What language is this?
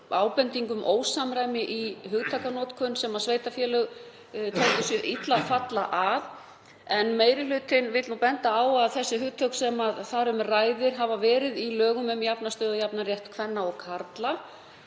Icelandic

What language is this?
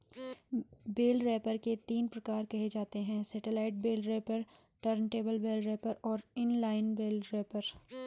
Hindi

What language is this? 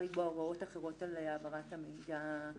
Hebrew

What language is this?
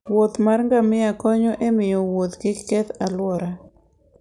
Luo (Kenya and Tanzania)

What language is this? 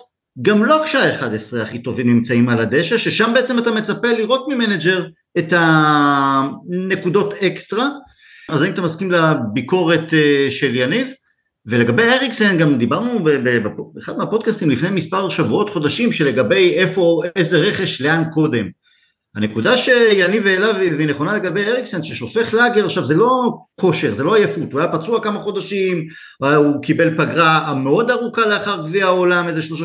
Hebrew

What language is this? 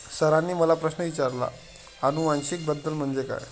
Marathi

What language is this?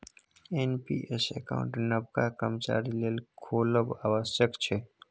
Maithili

